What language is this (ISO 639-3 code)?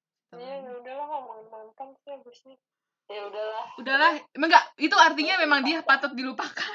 ind